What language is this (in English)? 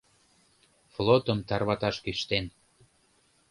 Mari